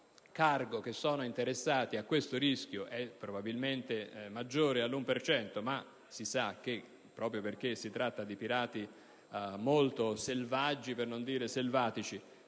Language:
Italian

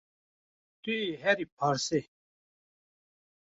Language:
Kurdish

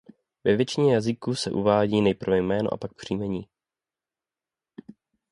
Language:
Czech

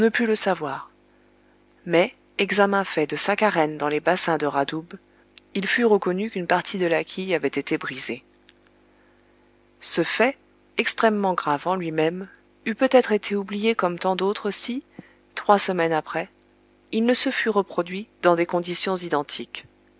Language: French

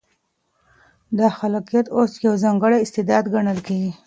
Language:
Pashto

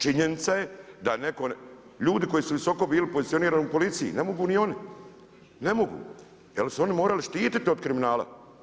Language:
Croatian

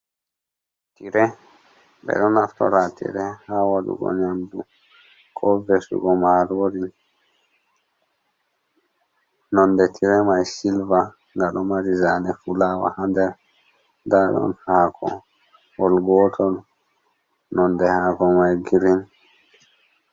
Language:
Fula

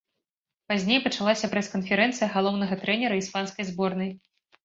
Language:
Belarusian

